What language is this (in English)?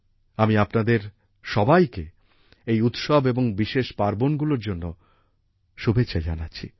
Bangla